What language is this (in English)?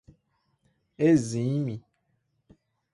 Portuguese